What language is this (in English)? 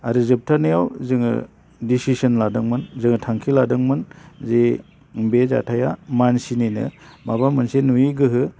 Bodo